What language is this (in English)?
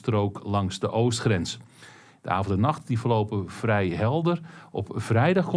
Dutch